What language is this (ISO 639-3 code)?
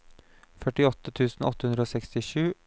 nor